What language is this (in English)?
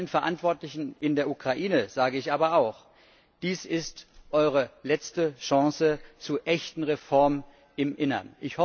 German